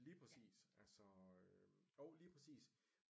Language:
Danish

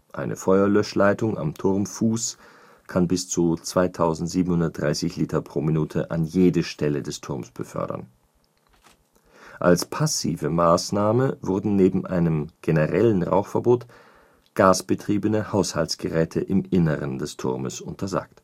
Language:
German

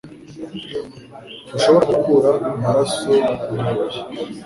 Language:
Kinyarwanda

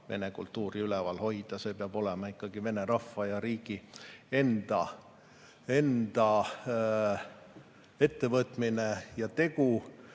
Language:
Estonian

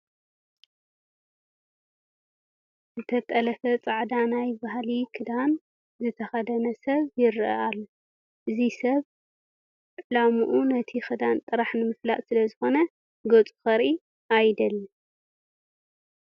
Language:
Tigrinya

